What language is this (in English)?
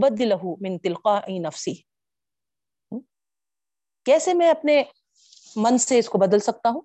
Urdu